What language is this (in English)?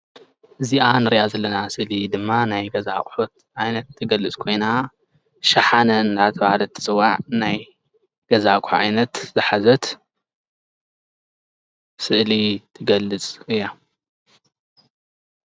Tigrinya